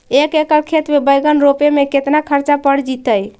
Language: Magahi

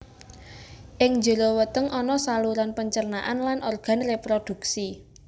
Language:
Javanese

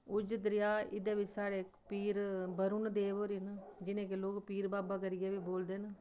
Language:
Dogri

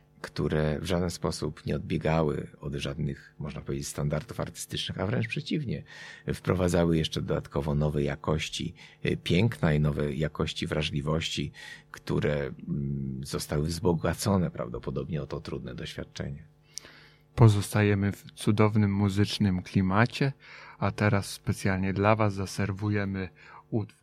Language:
Polish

